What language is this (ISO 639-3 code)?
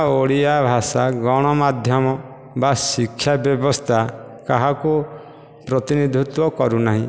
ori